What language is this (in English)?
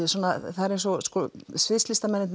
Icelandic